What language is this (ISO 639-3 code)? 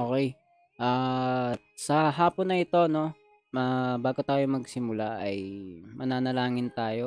fil